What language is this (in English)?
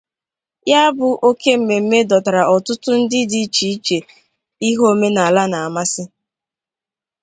Igbo